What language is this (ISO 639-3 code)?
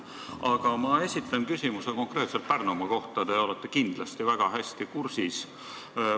est